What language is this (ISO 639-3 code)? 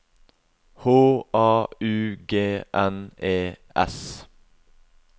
nor